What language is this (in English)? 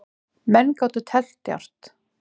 Icelandic